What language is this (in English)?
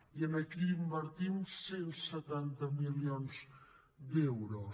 Catalan